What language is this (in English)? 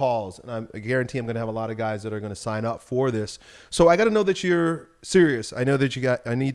English